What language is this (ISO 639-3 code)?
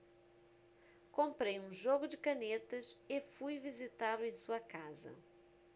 por